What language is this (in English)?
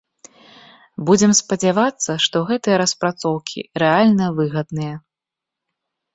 Belarusian